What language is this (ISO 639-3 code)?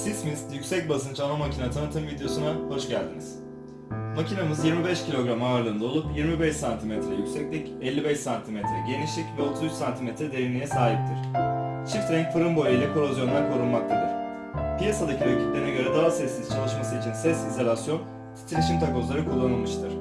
tur